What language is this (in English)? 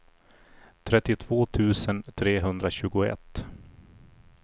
Swedish